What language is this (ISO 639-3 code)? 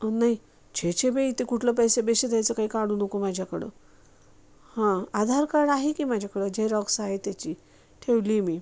mar